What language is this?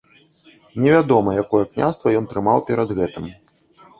Belarusian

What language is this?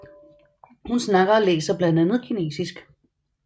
Danish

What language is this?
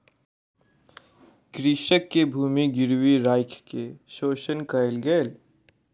Maithili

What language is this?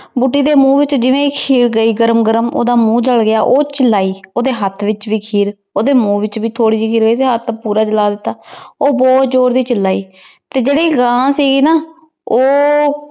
Punjabi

